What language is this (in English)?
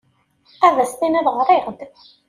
Kabyle